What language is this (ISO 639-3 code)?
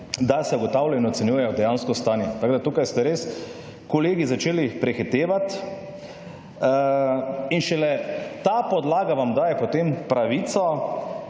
slv